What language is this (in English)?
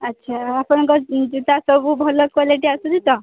Odia